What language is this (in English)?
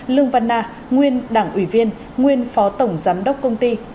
Vietnamese